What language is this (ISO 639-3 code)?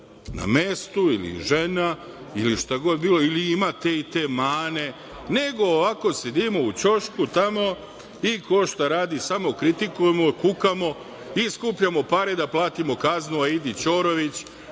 srp